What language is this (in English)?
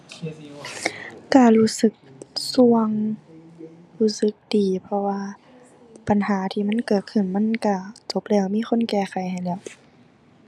Thai